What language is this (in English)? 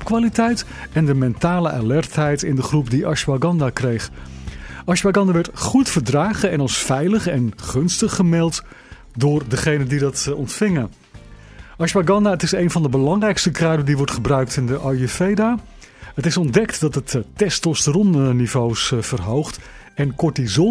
Dutch